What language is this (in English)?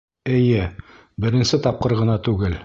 Bashkir